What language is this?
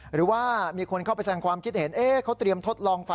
Thai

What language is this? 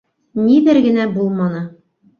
Bashkir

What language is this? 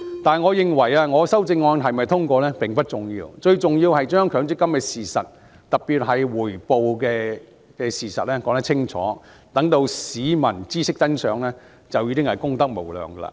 Cantonese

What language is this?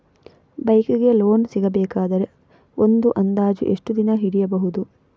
Kannada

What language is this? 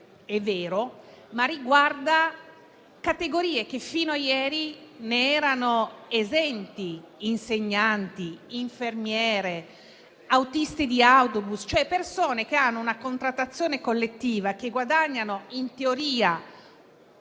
Italian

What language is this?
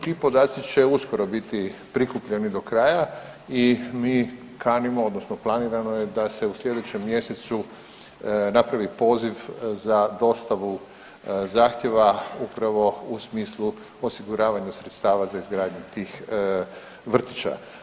Croatian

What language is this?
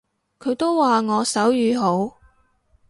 Cantonese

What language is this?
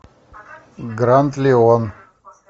Russian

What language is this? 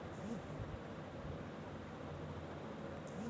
Bangla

